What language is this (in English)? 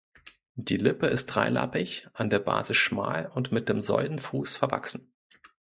German